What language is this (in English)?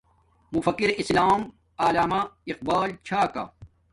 Domaaki